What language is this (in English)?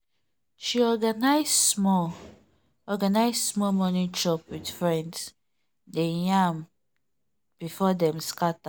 Nigerian Pidgin